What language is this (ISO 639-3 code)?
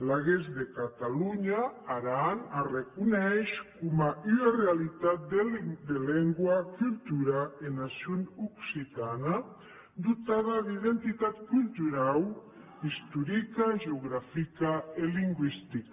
cat